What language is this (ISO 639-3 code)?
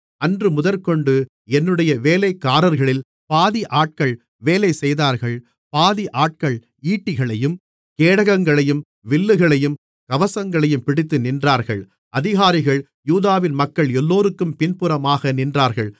tam